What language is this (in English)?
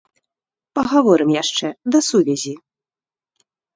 Belarusian